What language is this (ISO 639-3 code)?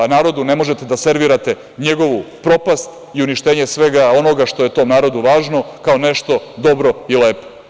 srp